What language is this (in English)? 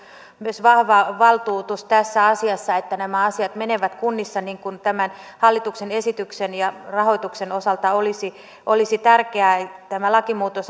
Finnish